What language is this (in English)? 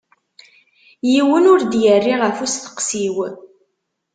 Kabyle